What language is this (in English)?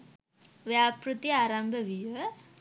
Sinhala